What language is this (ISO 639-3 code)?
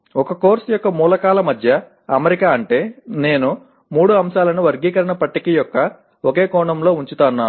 tel